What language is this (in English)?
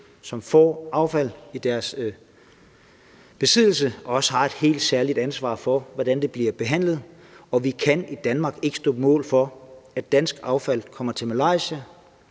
Danish